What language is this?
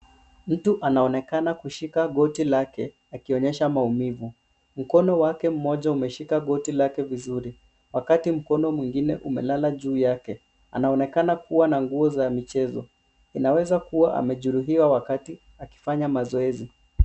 Swahili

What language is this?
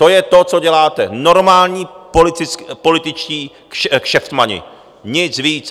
Czech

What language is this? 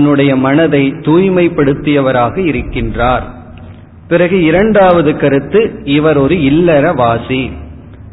Tamil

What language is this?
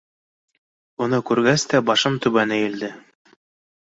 Bashkir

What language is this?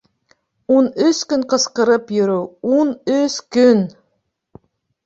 Bashkir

